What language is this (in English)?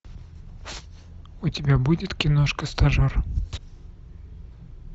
Russian